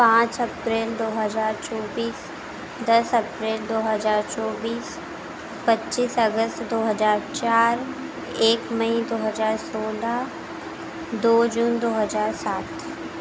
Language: Hindi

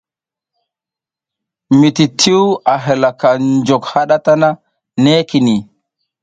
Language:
South Giziga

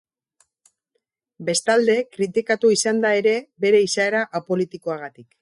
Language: Basque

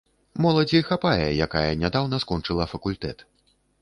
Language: Belarusian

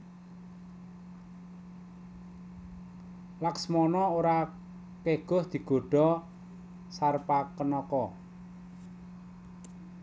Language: Javanese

